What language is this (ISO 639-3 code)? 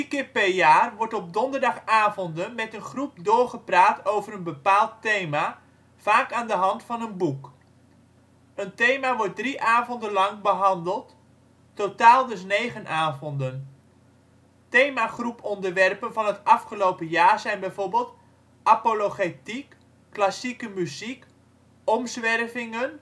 nld